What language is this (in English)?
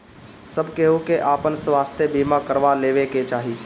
Bhojpuri